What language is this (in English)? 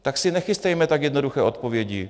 Czech